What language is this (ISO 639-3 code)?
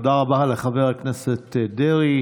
heb